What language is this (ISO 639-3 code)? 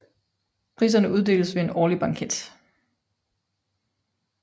dan